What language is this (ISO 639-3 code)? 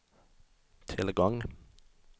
swe